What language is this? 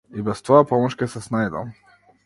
Macedonian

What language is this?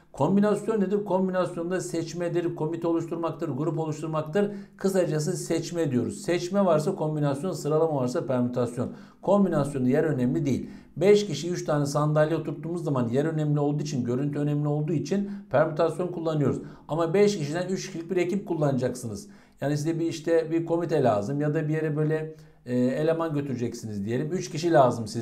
Turkish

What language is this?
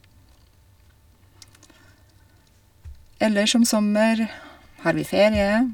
Norwegian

